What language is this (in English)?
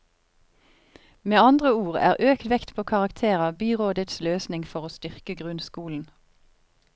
Norwegian